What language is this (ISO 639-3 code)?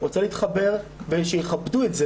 heb